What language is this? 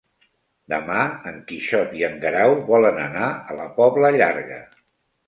Catalan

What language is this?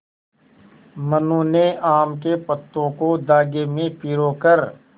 Hindi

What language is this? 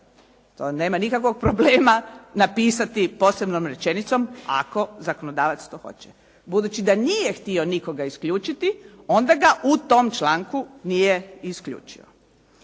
Croatian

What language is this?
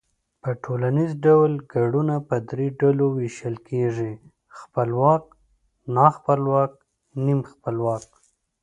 Pashto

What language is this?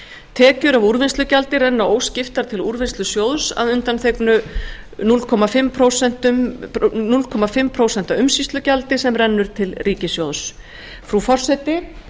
Icelandic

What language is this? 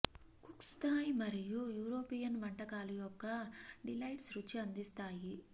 Telugu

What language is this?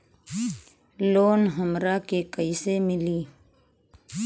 Bhojpuri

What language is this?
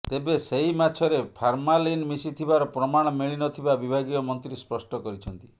Odia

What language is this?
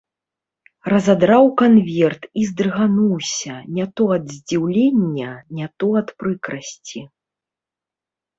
Belarusian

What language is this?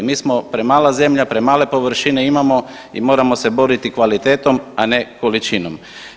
Croatian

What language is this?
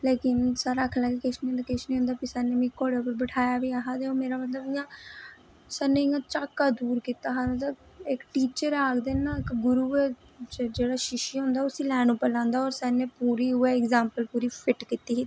Dogri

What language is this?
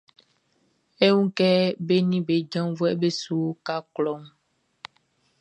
Baoulé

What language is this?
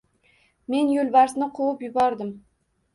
Uzbek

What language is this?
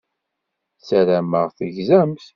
Kabyle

